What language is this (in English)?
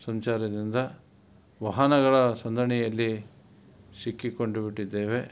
Kannada